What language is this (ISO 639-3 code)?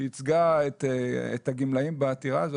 heb